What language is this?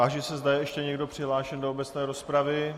Czech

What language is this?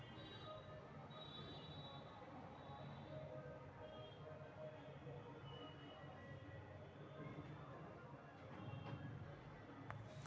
Magahi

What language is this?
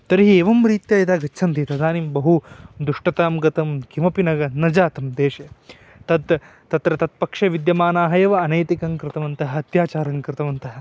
Sanskrit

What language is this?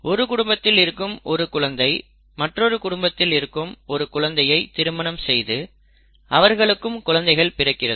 Tamil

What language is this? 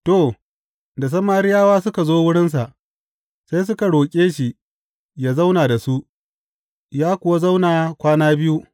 Hausa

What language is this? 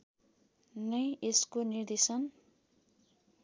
Nepali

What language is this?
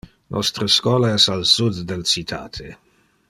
Interlingua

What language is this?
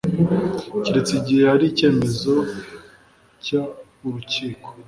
Kinyarwanda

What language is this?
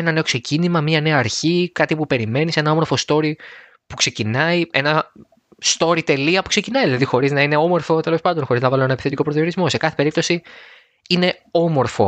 Greek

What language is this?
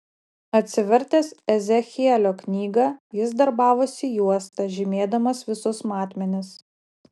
Lithuanian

